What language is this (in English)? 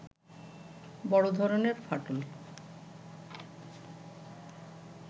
Bangla